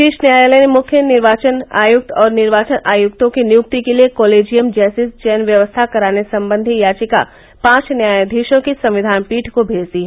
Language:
Hindi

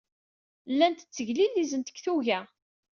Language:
Kabyle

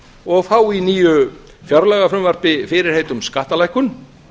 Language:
Icelandic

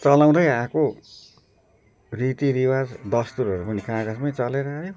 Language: Nepali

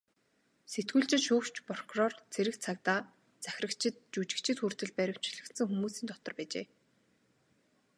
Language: Mongolian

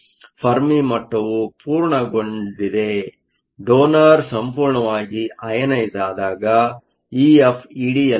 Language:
Kannada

